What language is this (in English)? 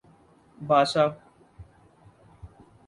Urdu